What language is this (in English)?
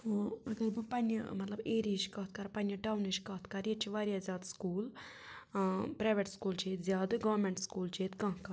Kashmiri